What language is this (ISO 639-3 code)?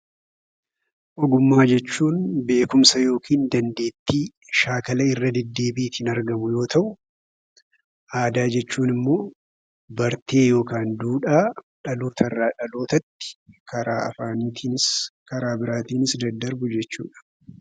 orm